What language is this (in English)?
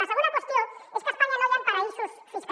Catalan